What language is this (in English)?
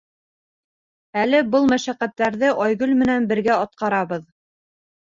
Bashkir